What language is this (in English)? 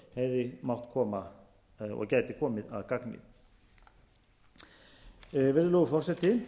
Icelandic